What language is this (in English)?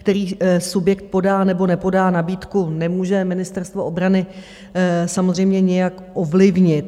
Czech